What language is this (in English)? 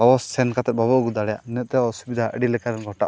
Santali